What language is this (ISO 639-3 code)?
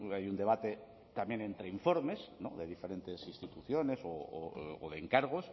spa